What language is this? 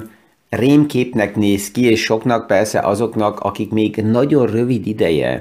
Hungarian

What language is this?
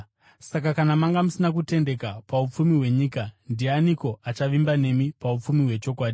Shona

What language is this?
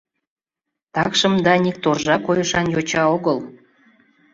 Mari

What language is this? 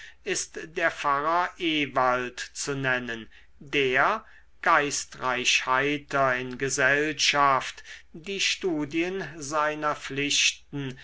German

